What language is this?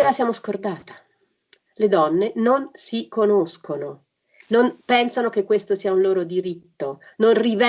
Italian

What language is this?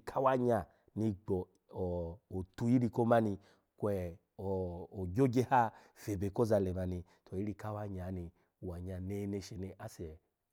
Alago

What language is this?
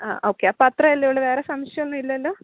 Malayalam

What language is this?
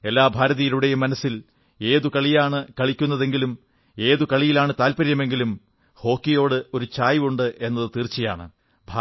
Malayalam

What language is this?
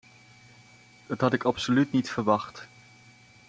Dutch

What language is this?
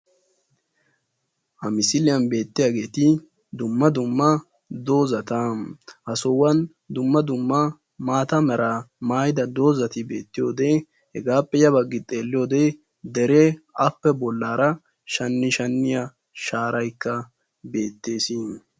Wolaytta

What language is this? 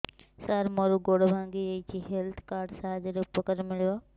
Odia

